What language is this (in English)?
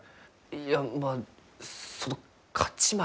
Japanese